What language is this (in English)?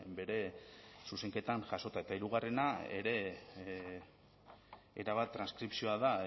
Basque